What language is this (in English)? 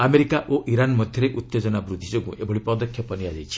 Odia